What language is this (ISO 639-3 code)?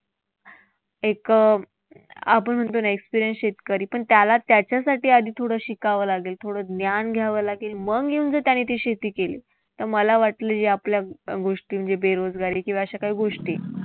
mar